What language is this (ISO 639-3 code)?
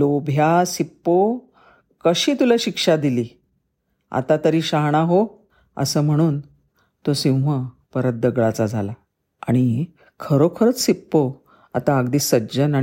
mar